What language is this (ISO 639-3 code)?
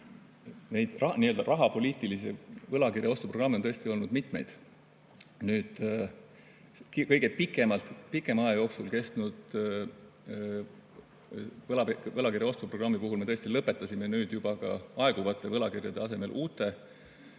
est